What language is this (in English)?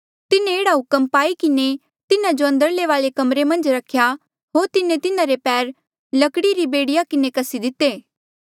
Mandeali